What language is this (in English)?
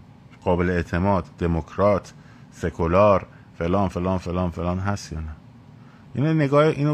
Persian